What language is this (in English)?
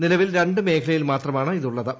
Malayalam